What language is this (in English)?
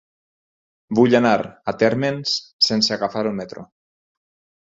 Catalan